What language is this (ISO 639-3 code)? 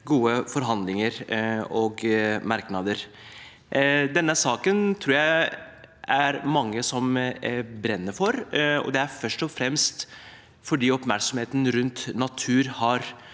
nor